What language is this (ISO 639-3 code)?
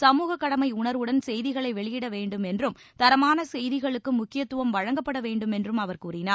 tam